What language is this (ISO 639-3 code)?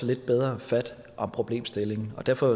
dan